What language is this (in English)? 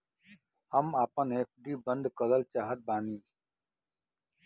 Bhojpuri